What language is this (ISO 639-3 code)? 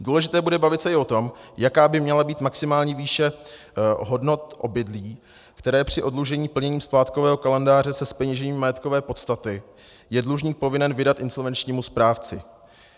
ces